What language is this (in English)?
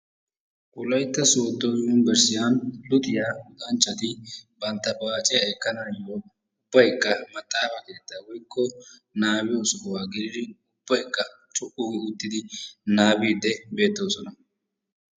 Wolaytta